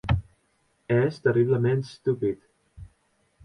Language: Occitan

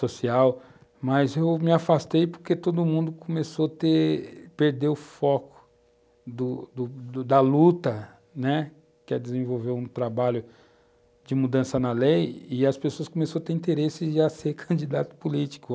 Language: Portuguese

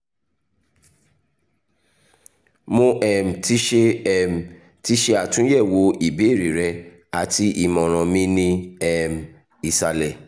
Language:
Yoruba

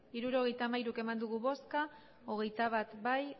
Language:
Basque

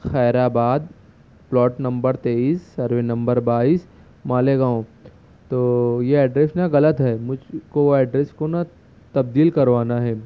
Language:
Urdu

